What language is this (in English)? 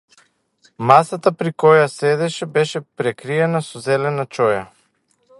Macedonian